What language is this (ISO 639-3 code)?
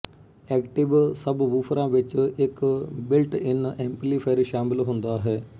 pan